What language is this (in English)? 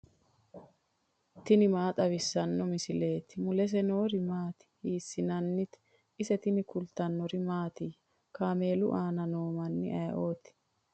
Sidamo